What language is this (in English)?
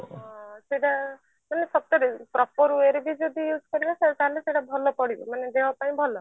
Odia